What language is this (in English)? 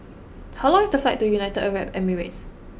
English